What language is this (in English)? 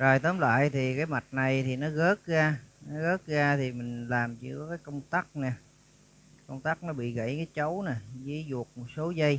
Vietnamese